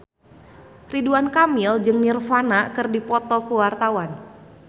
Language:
Sundanese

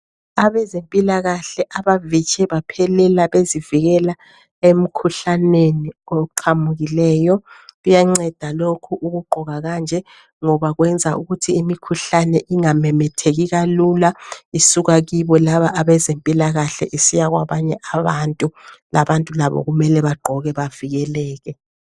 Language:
North Ndebele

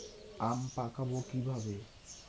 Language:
Bangla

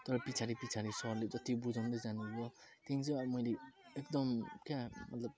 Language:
Nepali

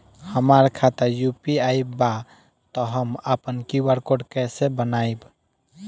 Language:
Bhojpuri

